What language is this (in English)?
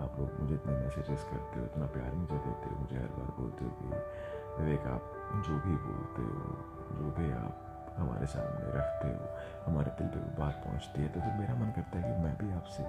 Hindi